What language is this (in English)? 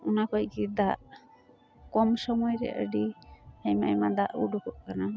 Santali